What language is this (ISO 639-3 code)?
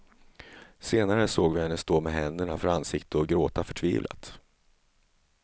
swe